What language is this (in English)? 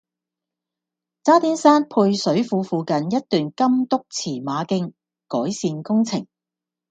Cantonese